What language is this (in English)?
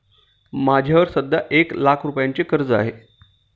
Marathi